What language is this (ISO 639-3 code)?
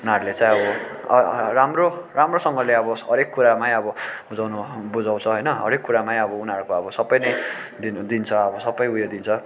nep